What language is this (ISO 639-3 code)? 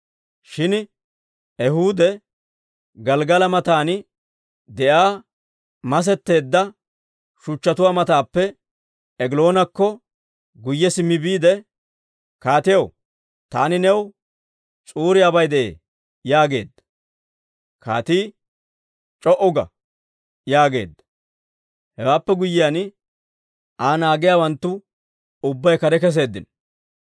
dwr